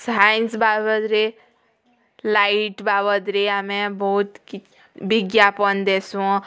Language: Odia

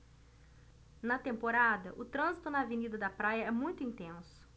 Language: Portuguese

